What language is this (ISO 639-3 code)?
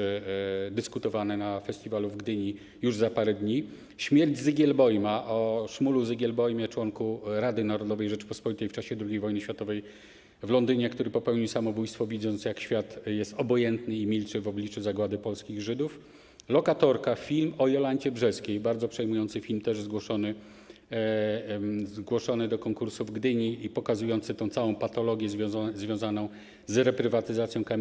pol